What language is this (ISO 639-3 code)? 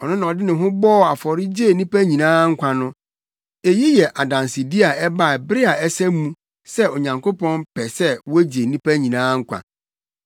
aka